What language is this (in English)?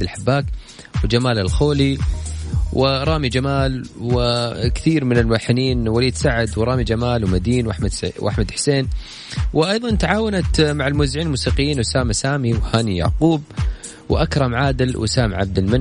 Arabic